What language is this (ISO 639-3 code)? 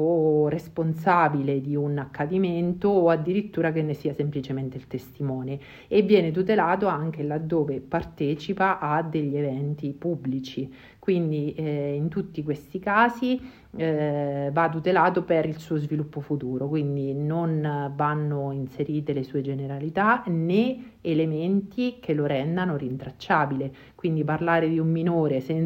ita